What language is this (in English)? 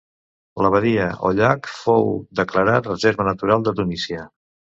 Catalan